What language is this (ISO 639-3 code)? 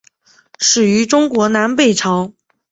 zho